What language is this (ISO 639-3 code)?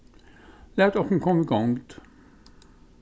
fao